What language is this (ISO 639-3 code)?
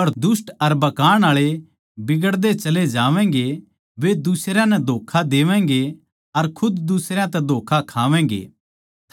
bgc